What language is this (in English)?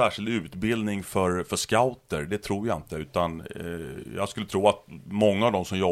Swedish